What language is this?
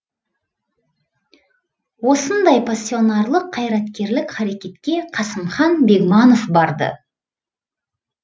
Kazakh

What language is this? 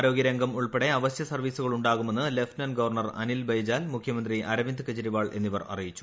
Malayalam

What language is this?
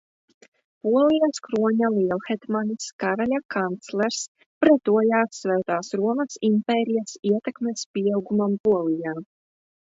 Latvian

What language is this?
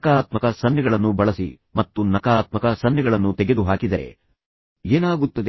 Kannada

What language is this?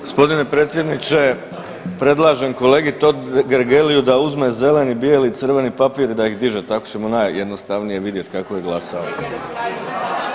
Croatian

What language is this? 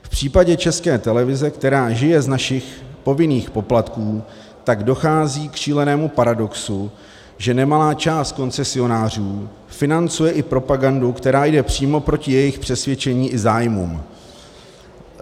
Czech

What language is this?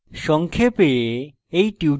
Bangla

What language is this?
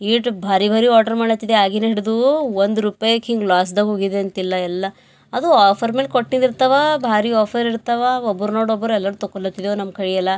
Kannada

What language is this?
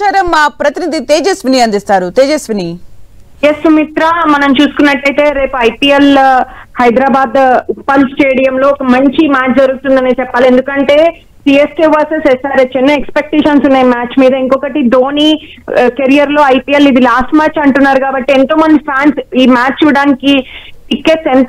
Telugu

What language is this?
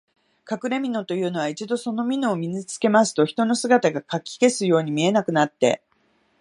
Japanese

